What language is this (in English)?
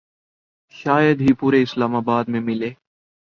Urdu